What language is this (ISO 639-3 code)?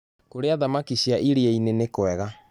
kik